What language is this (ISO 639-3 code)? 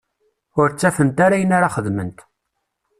kab